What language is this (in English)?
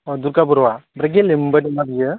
Bodo